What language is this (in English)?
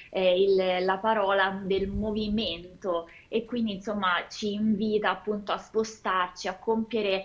Italian